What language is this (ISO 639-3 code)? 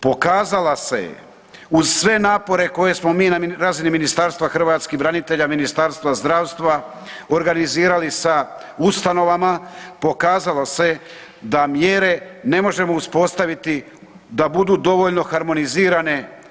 hrv